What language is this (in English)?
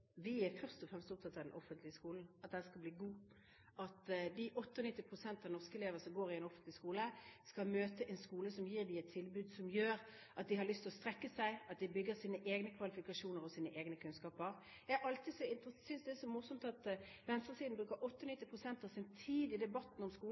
Norwegian